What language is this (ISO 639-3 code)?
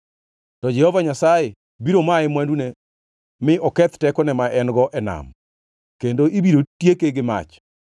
luo